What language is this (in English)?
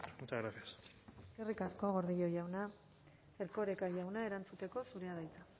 Basque